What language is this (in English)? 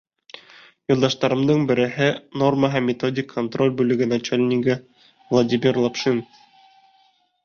Bashkir